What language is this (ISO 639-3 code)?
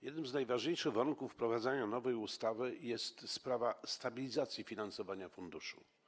pol